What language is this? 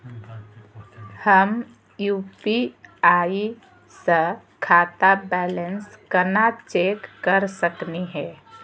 Magahi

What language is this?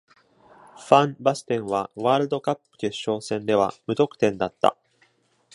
Japanese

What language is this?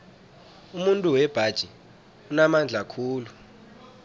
South Ndebele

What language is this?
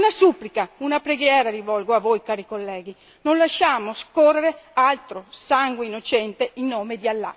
Italian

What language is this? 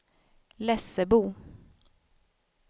Swedish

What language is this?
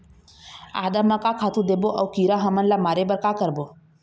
Chhattisgarhi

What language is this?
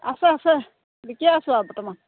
Assamese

